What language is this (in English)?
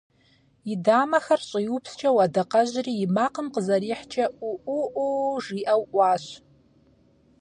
Kabardian